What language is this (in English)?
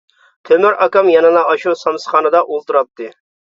Uyghur